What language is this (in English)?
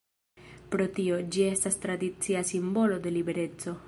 Esperanto